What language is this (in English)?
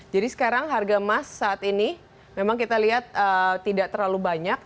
Indonesian